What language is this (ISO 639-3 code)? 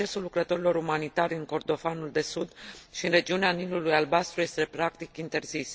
ron